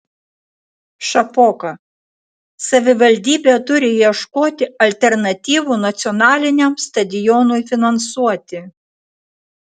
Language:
Lithuanian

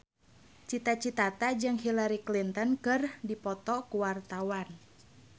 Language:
Sundanese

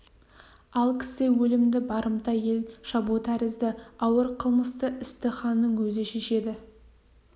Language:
Kazakh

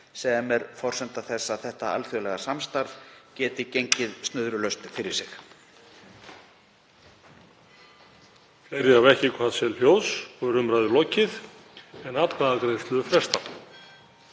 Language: Icelandic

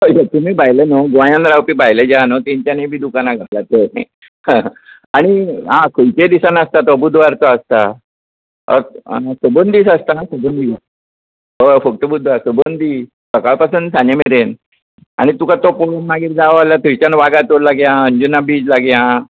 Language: Konkani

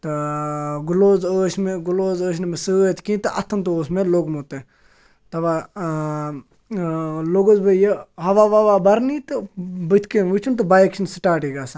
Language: Kashmiri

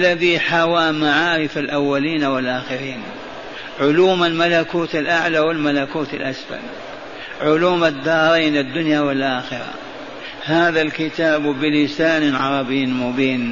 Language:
Arabic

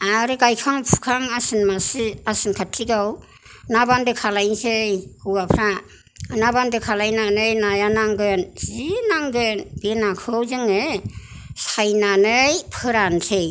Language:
Bodo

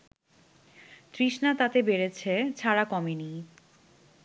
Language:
Bangla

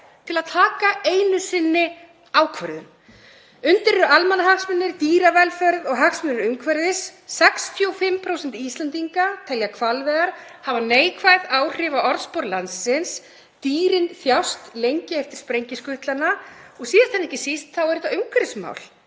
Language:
Icelandic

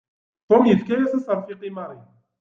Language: Kabyle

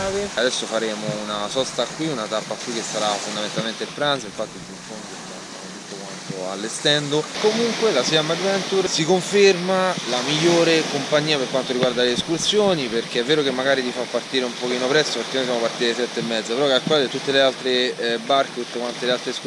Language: Italian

